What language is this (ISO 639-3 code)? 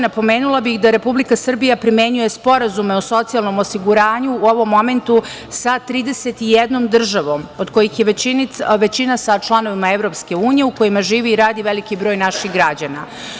srp